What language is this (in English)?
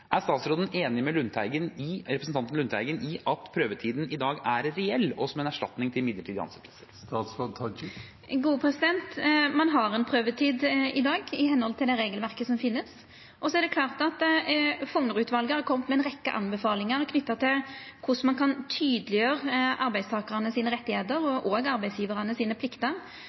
Norwegian